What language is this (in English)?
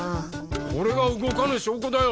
Japanese